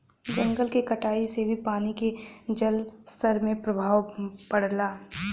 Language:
Bhojpuri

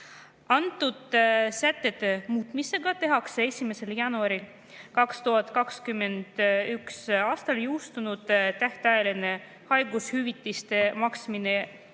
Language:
Estonian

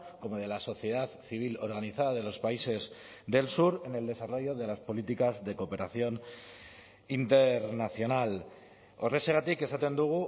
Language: Spanish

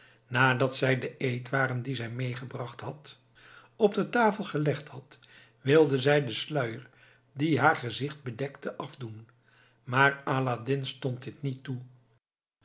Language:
Dutch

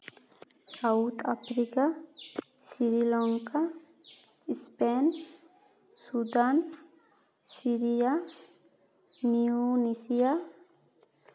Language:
Santali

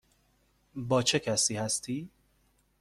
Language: Persian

